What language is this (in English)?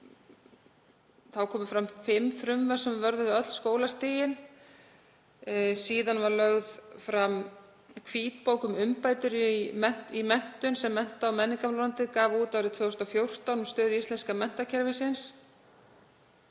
Icelandic